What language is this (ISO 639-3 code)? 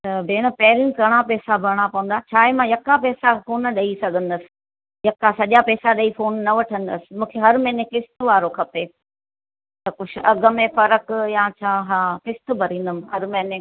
snd